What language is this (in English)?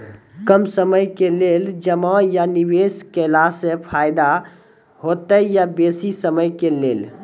Maithili